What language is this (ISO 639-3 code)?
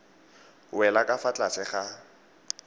tsn